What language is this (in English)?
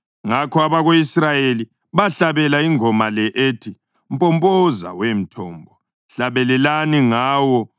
North Ndebele